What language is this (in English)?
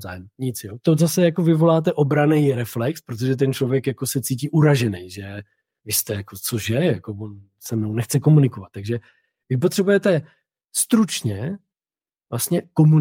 Czech